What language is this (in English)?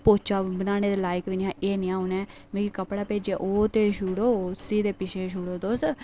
Dogri